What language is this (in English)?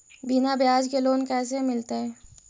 Magahi